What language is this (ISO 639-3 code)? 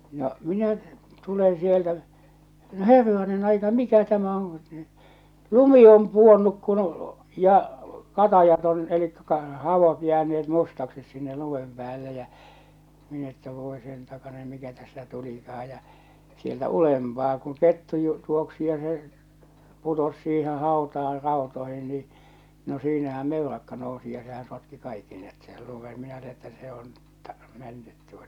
fin